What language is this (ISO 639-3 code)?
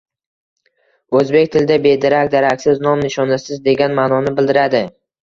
uzb